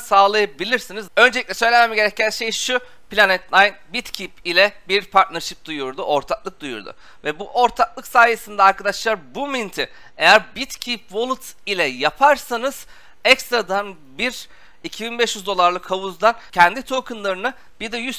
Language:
Turkish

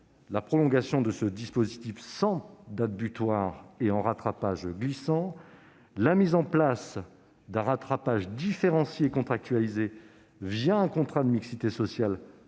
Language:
French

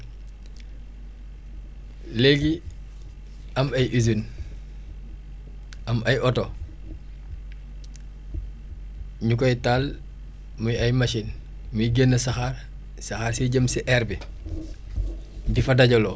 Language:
Wolof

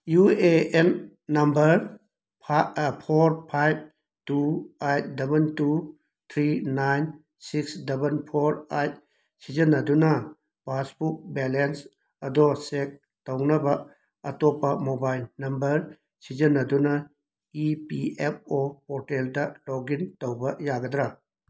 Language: Manipuri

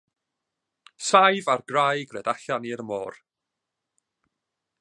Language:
Welsh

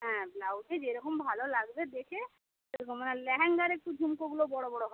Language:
Bangla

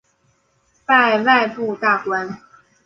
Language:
Chinese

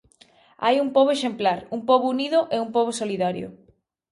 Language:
Galician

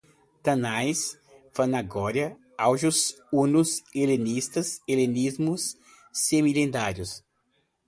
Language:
Portuguese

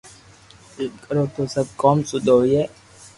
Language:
Loarki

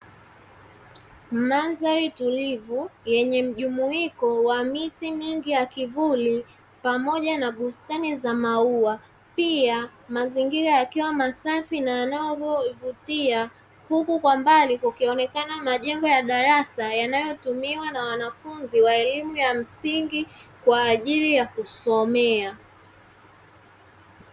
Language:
Swahili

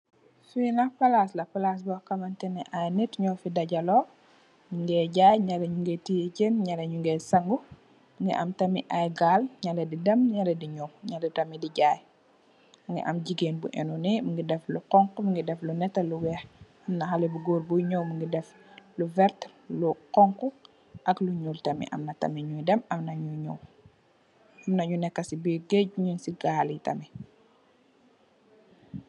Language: Wolof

